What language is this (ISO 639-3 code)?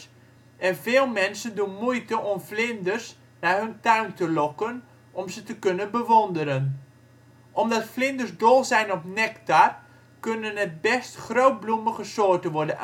nld